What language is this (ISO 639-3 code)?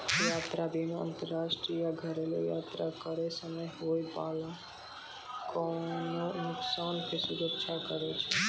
mai